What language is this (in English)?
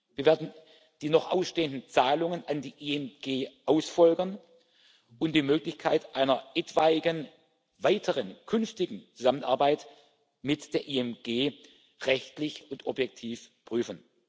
German